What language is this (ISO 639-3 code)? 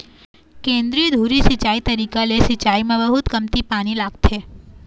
hne